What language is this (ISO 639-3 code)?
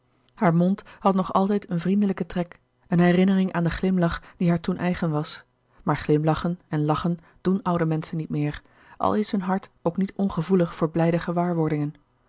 nld